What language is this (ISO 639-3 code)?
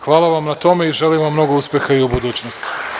srp